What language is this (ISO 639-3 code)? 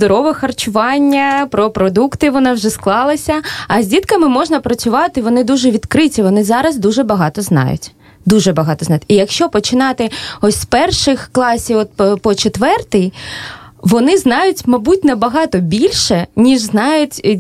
ukr